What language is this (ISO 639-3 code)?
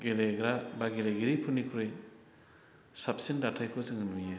brx